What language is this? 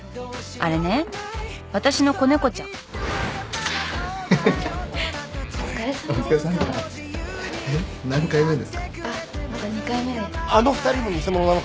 Japanese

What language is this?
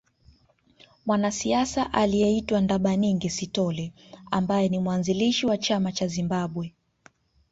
Swahili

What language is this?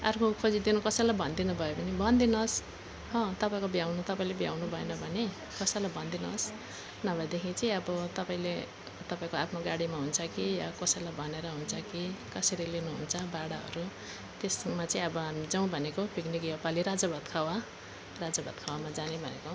Nepali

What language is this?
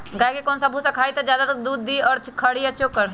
Magahi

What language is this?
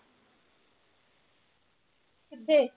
Punjabi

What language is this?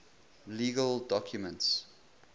English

